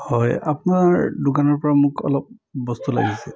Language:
Assamese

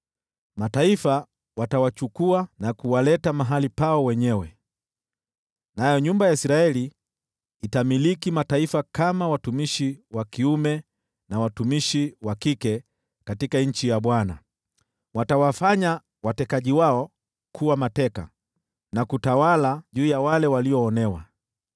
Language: Swahili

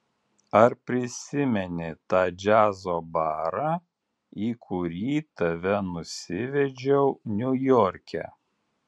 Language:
Lithuanian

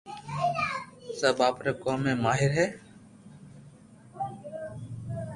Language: Loarki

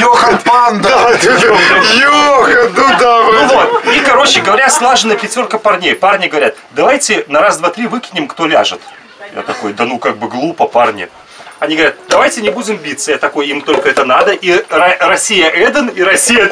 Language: Russian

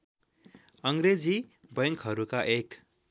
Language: Nepali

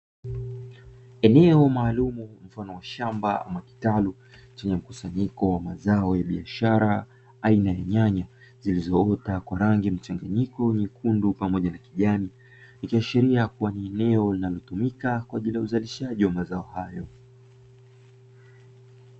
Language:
Swahili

